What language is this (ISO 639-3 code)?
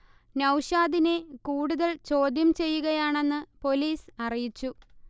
mal